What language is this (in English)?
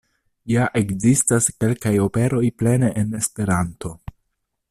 Esperanto